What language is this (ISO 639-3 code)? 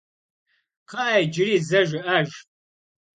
kbd